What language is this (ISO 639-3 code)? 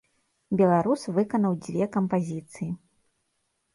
bel